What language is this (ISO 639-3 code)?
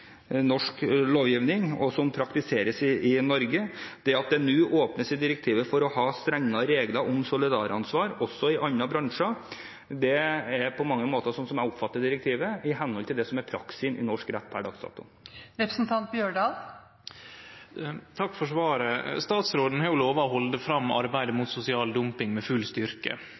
nor